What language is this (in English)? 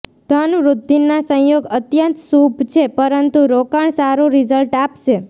Gujarati